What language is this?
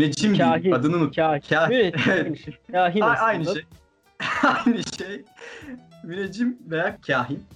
Turkish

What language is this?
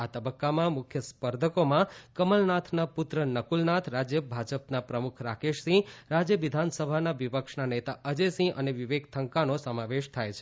Gujarati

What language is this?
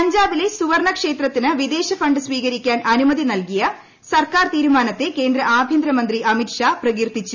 Malayalam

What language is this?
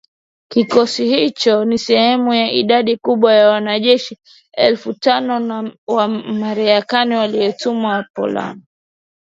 Swahili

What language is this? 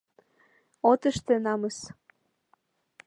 Mari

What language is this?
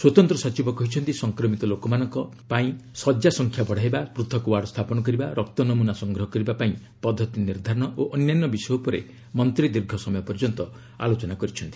Odia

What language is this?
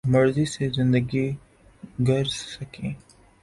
Urdu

